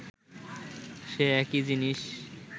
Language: Bangla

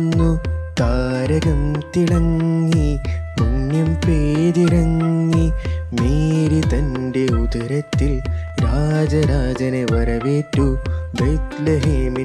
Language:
Malayalam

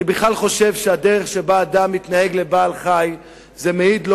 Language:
Hebrew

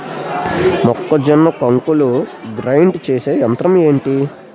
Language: Telugu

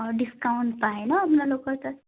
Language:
Assamese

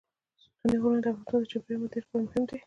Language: Pashto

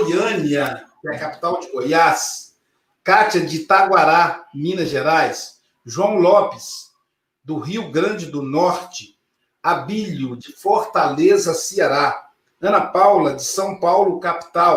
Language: Portuguese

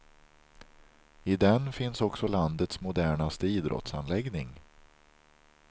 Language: Swedish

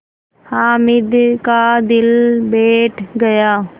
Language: Hindi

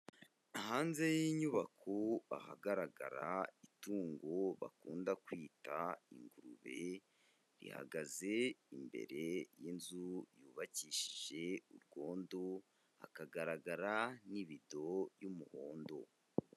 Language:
Kinyarwanda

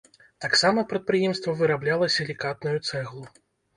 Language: Belarusian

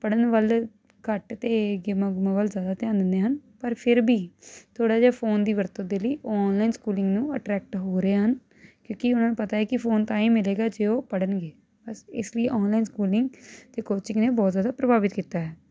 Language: Punjabi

